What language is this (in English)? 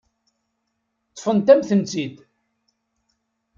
Kabyle